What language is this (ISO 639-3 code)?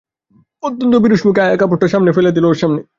ben